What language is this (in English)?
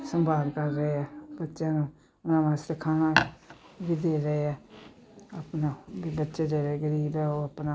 Punjabi